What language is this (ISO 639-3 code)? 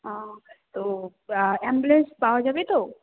ben